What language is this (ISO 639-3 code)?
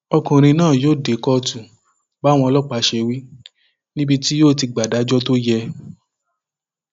yor